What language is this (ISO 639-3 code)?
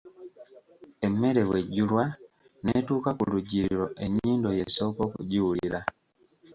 lug